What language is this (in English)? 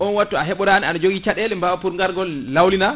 Fula